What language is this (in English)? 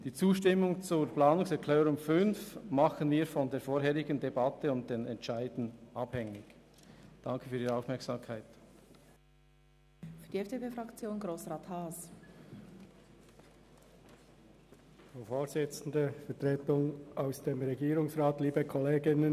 Swiss German